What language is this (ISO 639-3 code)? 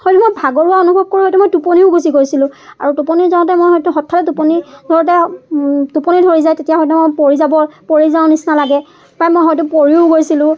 asm